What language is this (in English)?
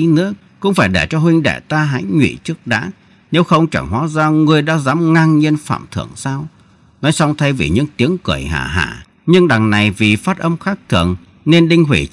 Vietnamese